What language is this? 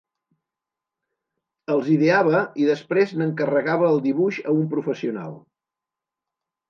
Catalan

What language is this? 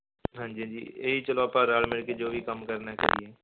Punjabi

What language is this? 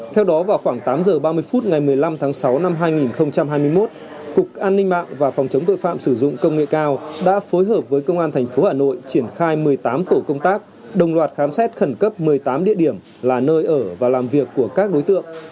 Vietnamese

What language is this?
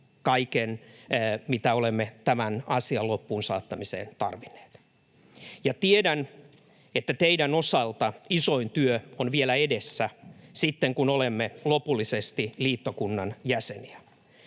Finnish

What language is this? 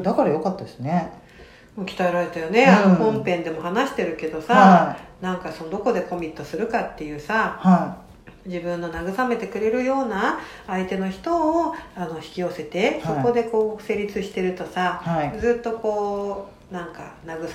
Japanese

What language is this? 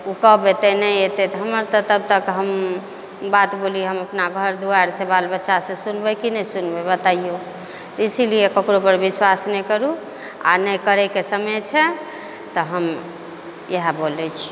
Maithili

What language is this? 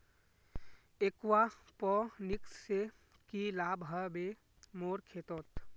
Magahi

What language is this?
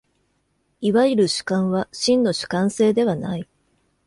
Japanese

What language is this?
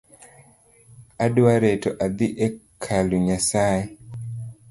Luo (Kenya and Tanzania)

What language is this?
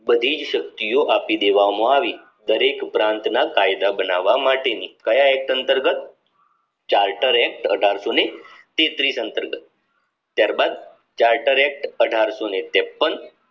Gujarati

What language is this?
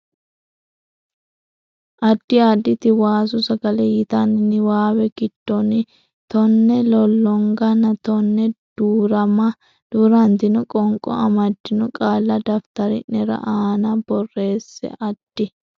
Sidamo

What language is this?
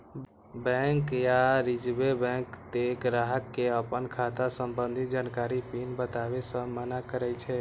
Maithili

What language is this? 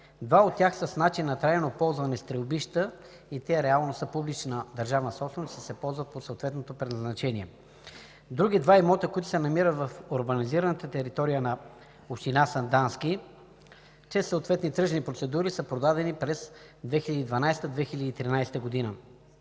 Bulgarian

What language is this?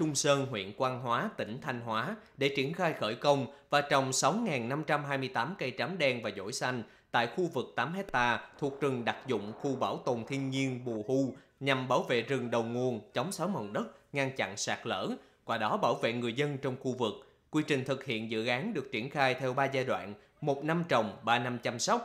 Vietnamese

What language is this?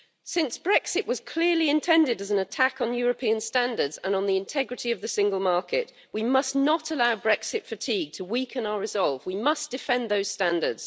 English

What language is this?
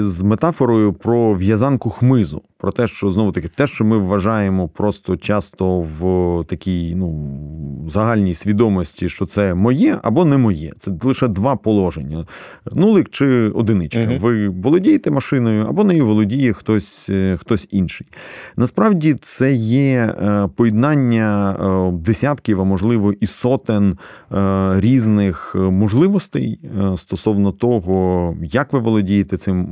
Ukrainian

